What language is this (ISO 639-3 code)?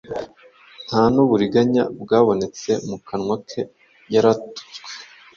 kin